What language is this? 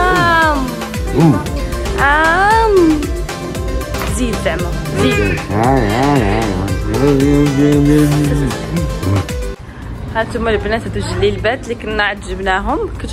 Arabic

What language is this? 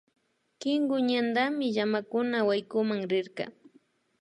Imbabura Highland Quichua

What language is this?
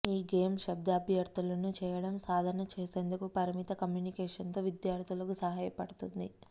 Telugu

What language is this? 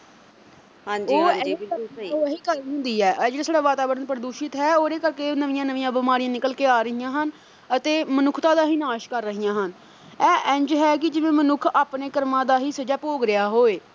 Punjabi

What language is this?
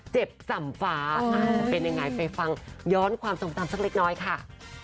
Thai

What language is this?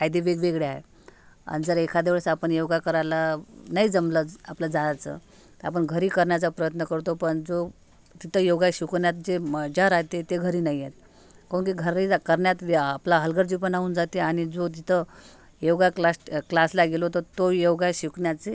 Marathi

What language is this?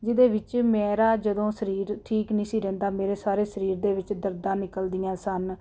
Punjabi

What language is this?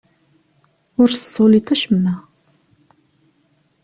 Kabyle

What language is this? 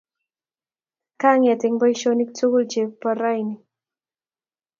Kalenjin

